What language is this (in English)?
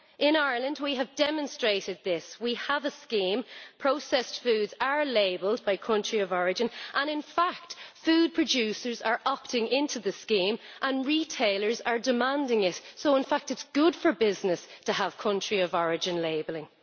English